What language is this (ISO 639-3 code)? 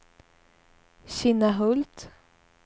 swe